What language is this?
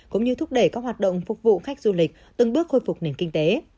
Vietnamese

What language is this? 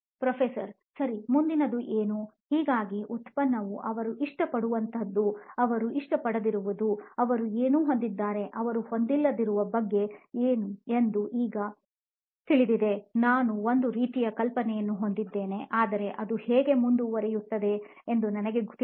Kannada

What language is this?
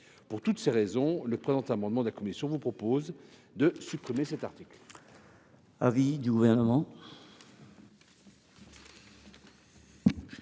French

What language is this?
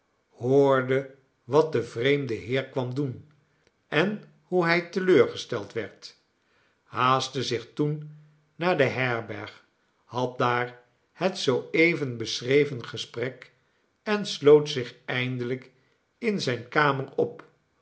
Dutch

